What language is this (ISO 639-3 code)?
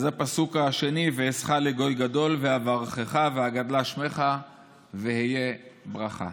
heb